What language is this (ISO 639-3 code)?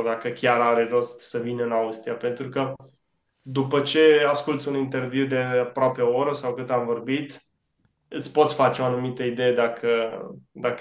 ron